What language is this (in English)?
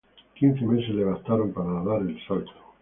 Spanish